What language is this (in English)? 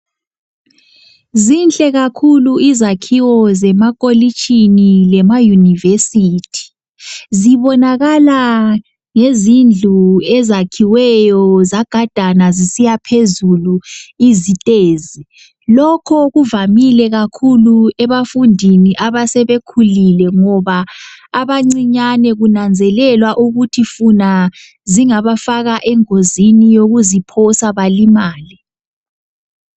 North Ndebele